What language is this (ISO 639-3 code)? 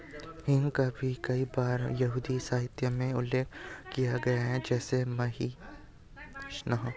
hin